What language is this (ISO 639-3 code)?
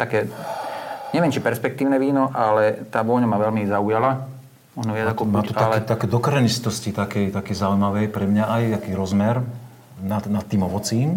slk